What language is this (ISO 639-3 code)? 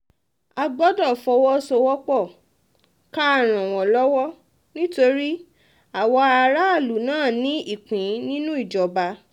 yor